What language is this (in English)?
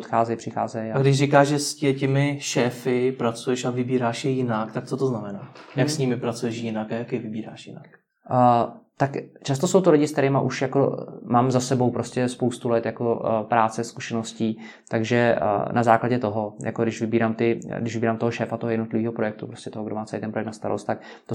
Czech